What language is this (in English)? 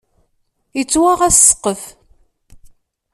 Kabyle